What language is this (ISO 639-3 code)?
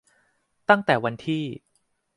tha